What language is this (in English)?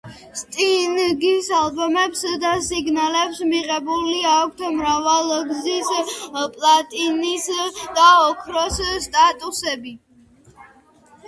Georgian